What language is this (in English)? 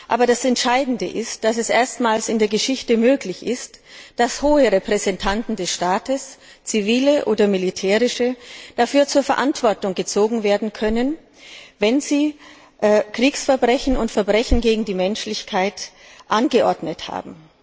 German